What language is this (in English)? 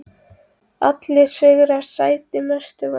Icelandic